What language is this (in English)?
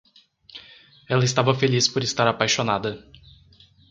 Portuguese